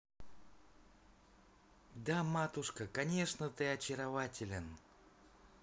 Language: Russian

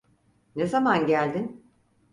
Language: Turkish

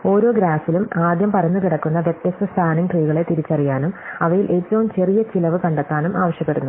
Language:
Malayalam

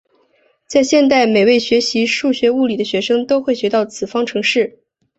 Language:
Chinese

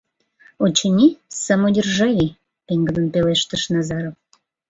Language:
Mari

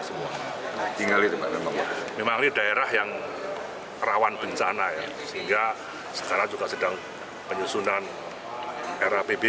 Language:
Indonesian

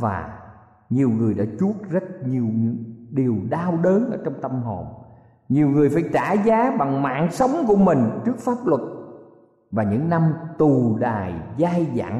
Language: Vietnamese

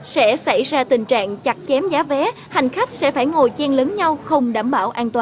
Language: Vietnamese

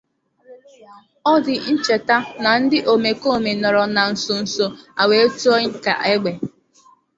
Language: Igbo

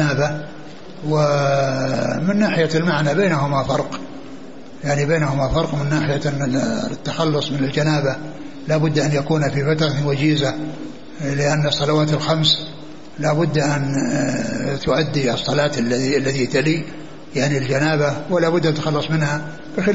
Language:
Arabic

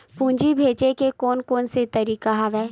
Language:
Chhattisgarhi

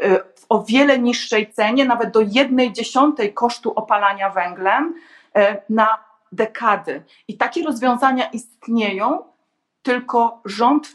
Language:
Polish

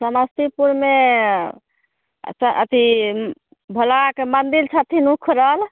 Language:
Maithili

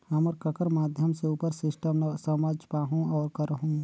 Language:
Chhattisgarhi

